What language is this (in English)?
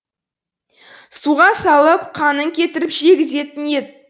Kazakh